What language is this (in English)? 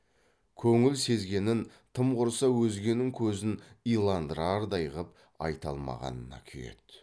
Kazakh